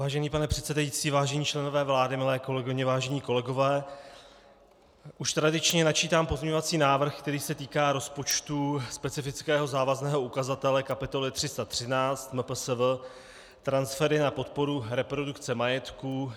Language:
Czech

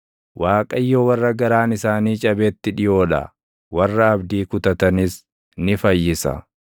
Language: Oromo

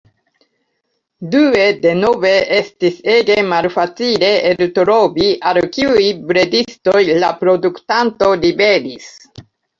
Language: Esperanto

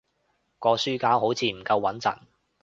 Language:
Cantonese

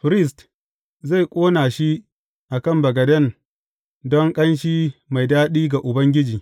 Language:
Hausa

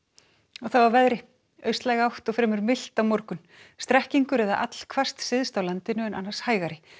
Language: Icelandic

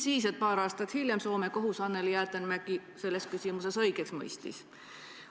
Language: Estonian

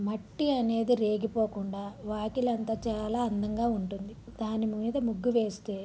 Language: Telugu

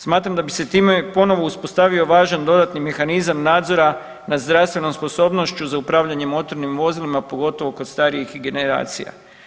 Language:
Croatian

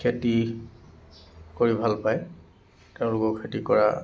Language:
Assamese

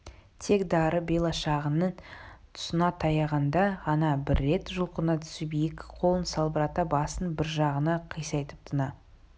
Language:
Kazakh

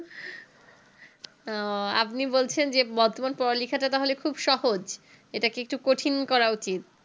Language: Bangla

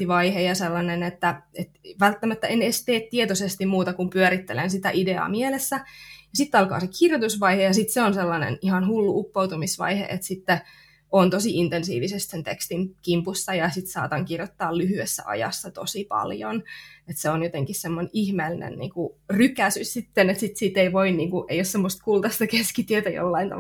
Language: Finnish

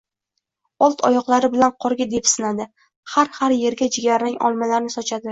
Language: Uzbek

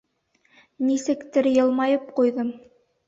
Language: Bashkir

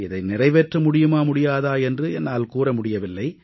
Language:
Tamil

